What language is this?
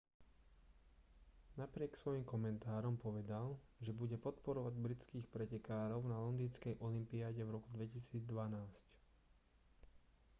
Slovak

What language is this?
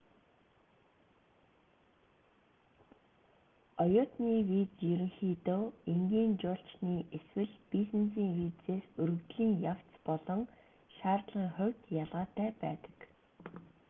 Mongolian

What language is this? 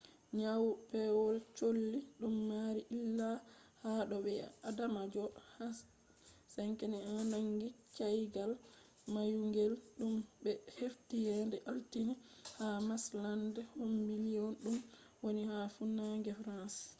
Fula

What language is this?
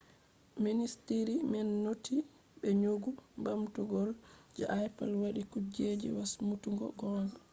Fula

